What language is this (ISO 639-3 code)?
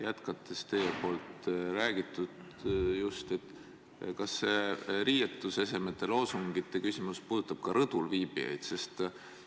est